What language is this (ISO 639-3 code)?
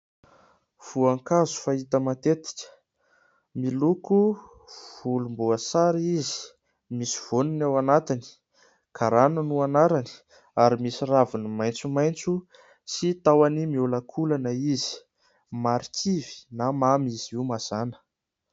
mlg